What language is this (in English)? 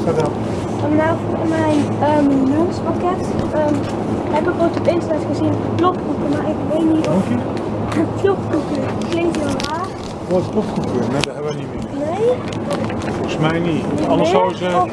Dutch